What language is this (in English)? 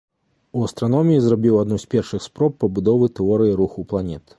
Belarusian